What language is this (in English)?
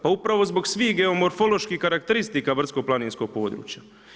Croatian